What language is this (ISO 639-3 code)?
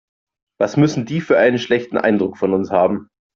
deu